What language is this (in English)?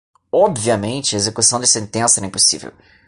Portuguese